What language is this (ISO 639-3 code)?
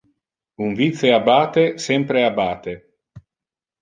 ina